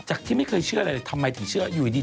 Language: Thai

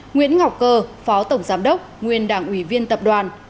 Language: Vietnamese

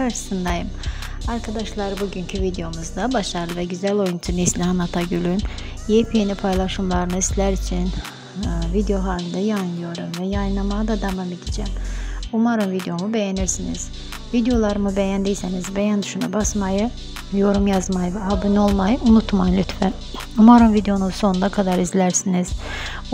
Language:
Turkish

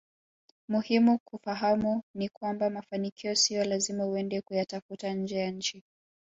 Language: Swahili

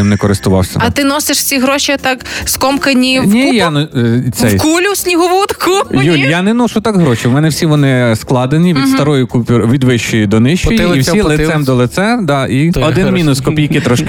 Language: Ukrainian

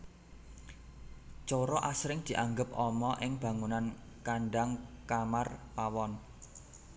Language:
Javanese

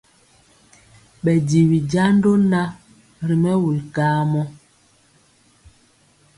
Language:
Mpiemo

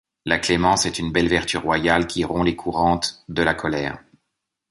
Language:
French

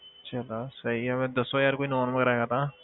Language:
Punjabi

